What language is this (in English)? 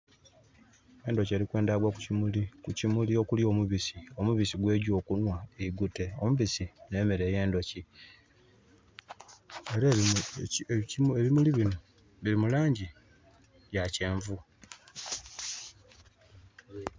Soga